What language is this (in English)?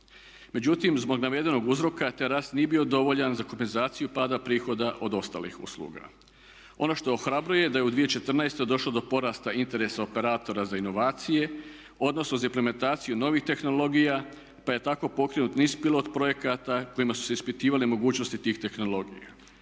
Croatian